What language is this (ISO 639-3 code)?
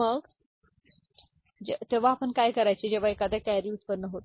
mar